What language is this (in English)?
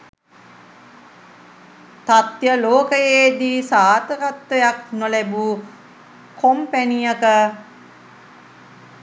Sinhala